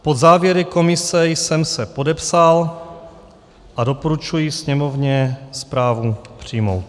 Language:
Czech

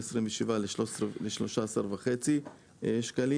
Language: Hebrew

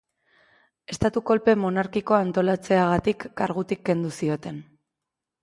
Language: Basque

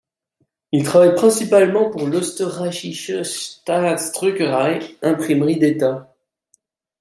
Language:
French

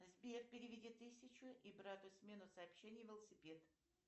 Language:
Russian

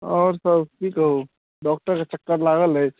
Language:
Maithili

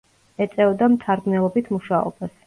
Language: Georgian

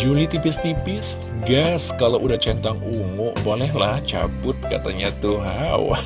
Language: Indonesian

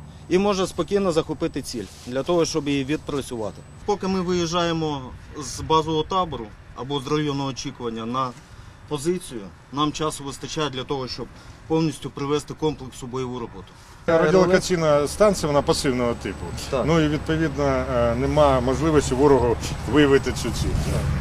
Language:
Ukrainian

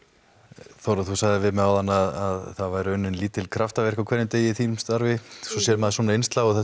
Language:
Icelandic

